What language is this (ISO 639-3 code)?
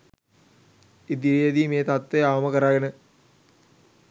sin